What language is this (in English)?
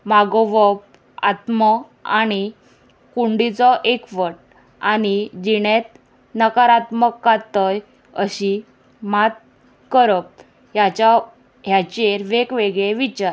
Konkani